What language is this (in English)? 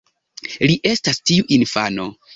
Esperanto